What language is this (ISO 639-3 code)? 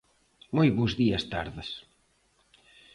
glg